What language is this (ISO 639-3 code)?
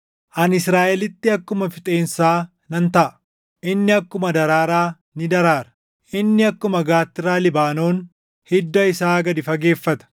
orm